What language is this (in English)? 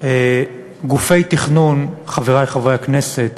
Hebrew